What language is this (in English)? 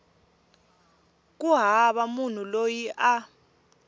Tsonga